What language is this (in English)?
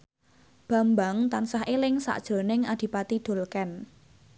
Javanese